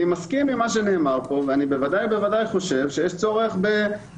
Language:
Hebrew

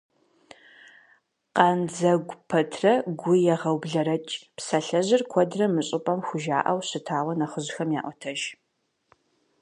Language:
Kabardian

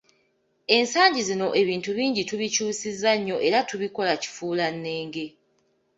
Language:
Ganda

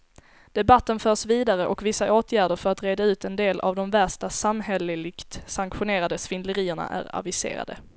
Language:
Swedish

